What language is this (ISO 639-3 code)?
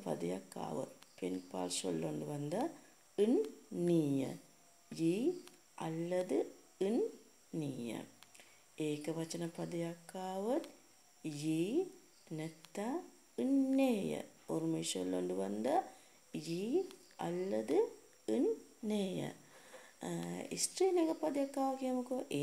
ind